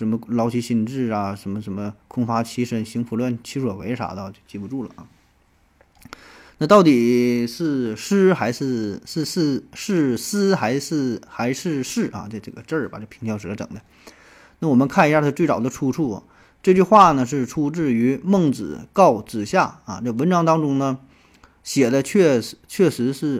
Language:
Chinese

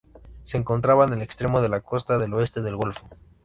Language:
Spanish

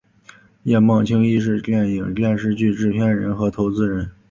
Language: Chinese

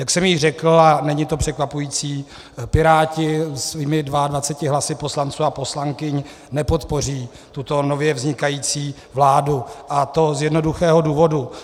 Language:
Czech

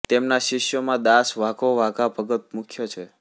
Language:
Gujarati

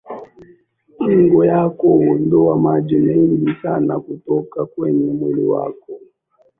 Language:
Swahili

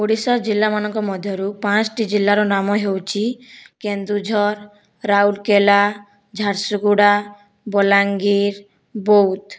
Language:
Odia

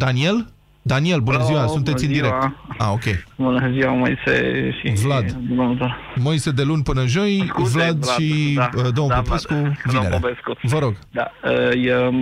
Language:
Romanian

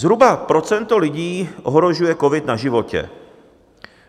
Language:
Czech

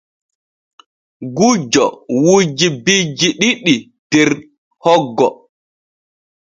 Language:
Borgu Fulfulde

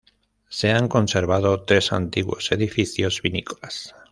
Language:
Spanish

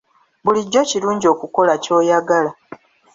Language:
Ganda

